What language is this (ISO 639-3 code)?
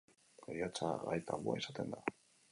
eus